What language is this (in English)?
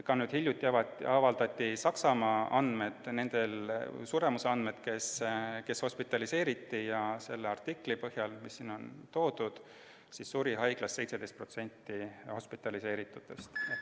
Estonian